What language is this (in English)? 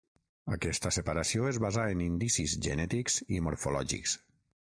Catalan